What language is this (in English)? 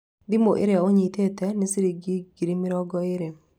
Kikuyu